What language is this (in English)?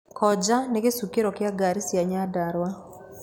Kikuyu